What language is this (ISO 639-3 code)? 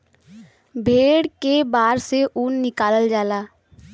bho